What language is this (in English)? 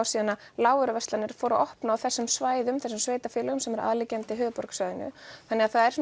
Icelandic